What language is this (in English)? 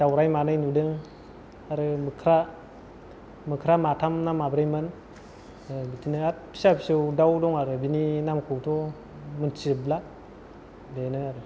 Bodo